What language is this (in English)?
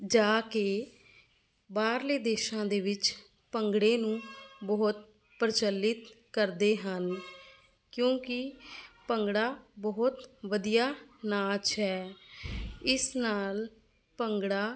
Punjabi